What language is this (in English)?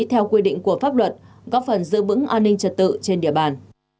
Vietnamese